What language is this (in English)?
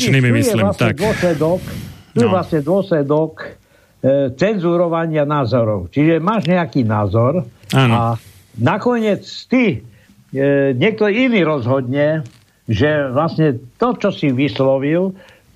Slovak